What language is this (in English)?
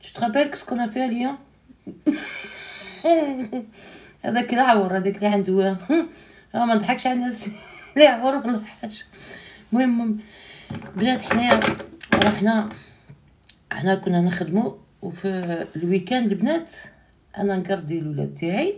Arabic